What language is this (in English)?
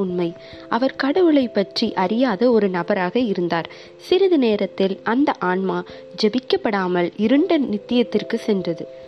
Tamil